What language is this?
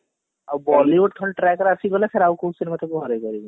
Odia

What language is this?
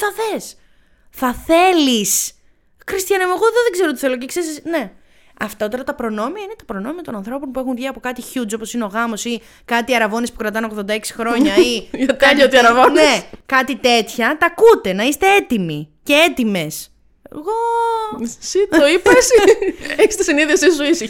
Greek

